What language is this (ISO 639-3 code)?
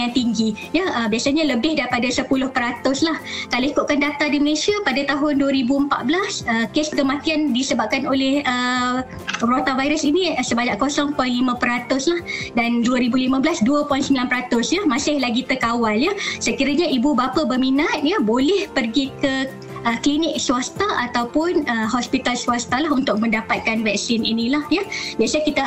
msa